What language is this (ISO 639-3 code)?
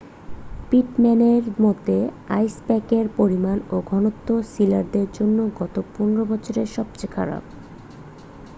ben